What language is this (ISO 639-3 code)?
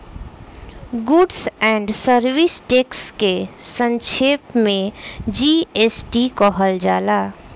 bho